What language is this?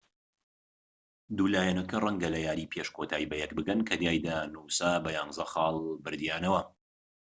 Central Kurdish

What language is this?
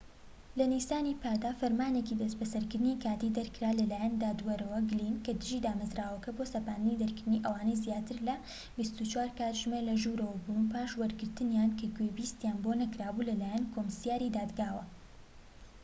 Central Kurdish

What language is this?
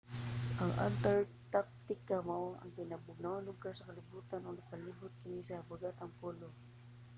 Cebuano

